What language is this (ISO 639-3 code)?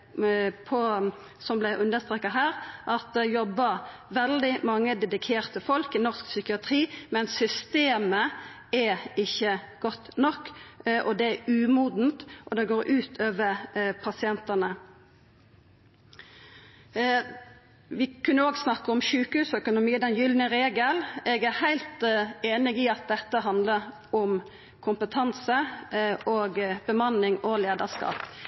nno